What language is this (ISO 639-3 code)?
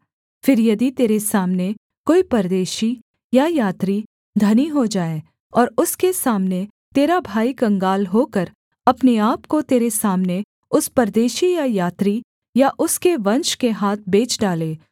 hin